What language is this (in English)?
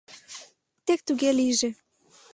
Mari